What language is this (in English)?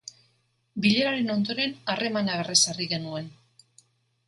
Basque